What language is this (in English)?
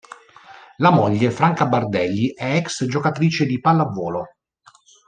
Italian